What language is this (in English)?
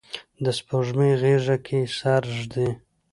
Pashto